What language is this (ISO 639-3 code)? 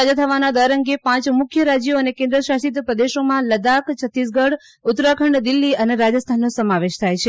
guj